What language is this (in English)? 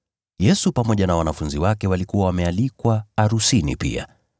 Swahili